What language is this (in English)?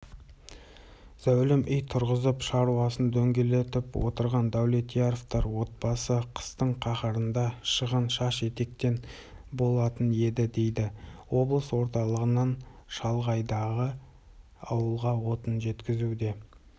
Kazakh